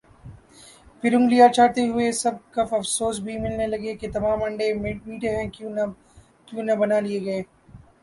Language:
Urdu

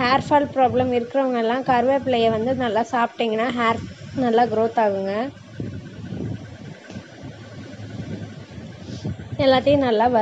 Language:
Spanish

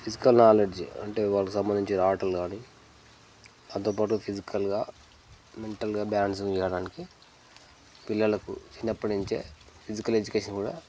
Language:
Telugu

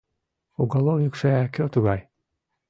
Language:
Mari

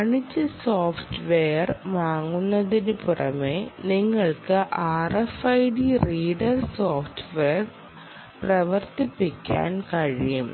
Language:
Malayalam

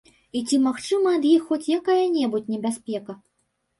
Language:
Belarusian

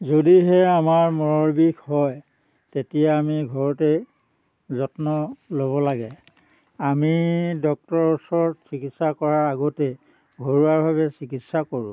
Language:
Assamese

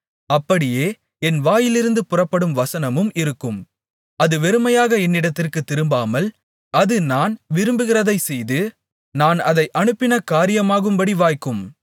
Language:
Tamil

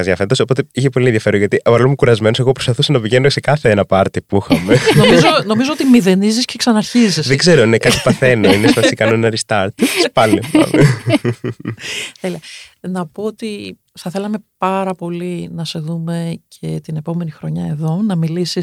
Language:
Greek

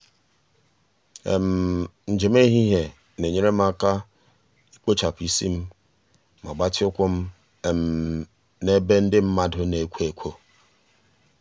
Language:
Igbo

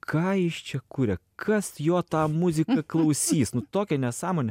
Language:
Lithuanian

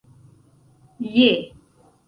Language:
Esperanto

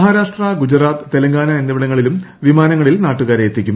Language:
Malayalam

